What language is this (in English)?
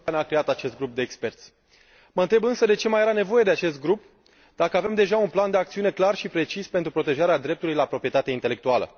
Romanian